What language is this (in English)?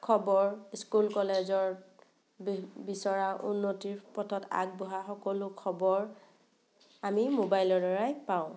Assamese